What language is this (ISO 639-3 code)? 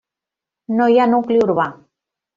cat